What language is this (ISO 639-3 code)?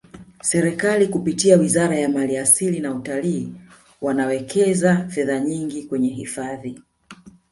swa